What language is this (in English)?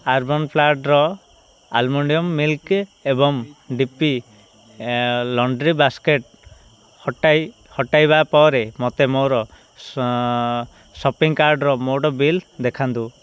Odia